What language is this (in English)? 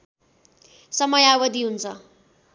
Nepali